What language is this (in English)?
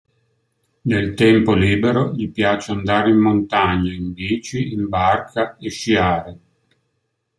Italian